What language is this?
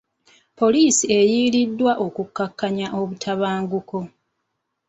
Ganda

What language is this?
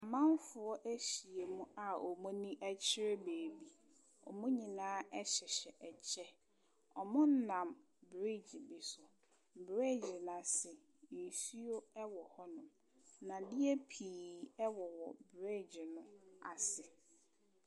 Akan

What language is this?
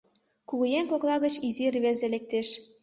Mari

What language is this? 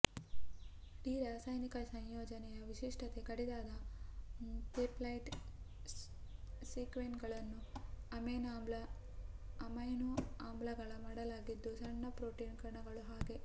Kannada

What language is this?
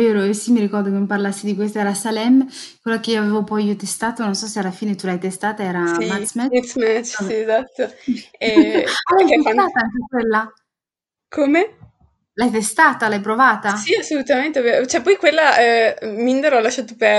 Italian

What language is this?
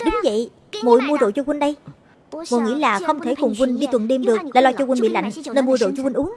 Vietnamese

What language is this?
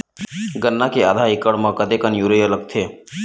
Chhattisgarhi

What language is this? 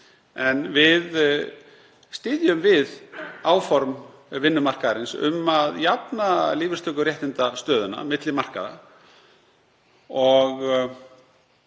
Icelandic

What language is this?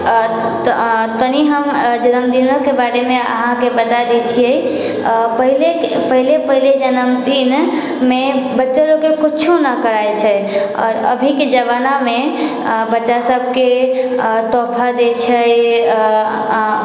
Maithili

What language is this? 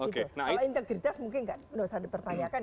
Indonesian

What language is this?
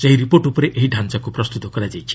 Odia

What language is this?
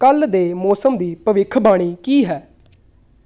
Punjabi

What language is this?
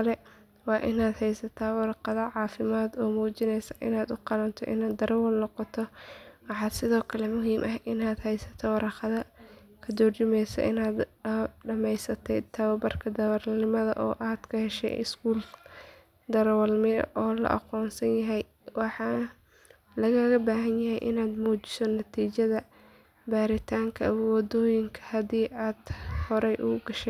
Somali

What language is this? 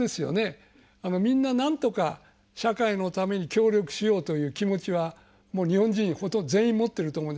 Japanese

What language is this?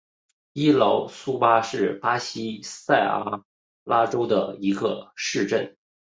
Chinese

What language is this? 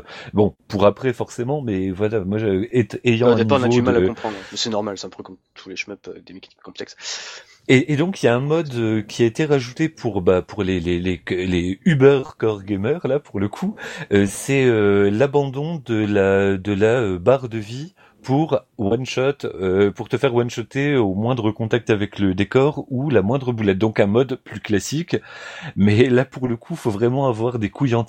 French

